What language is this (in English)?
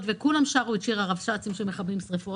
Hebrew